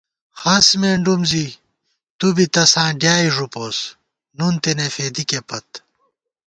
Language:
Gawar-Bati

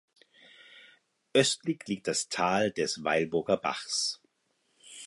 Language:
German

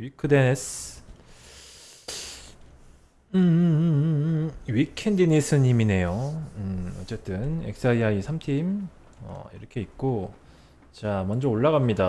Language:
Korean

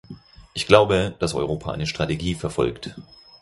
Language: German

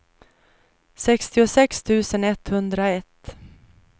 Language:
Swedish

